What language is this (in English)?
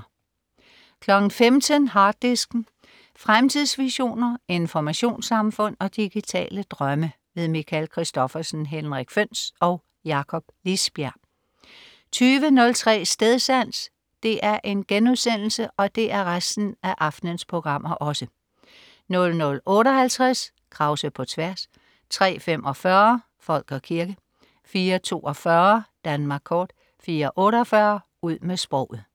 Danish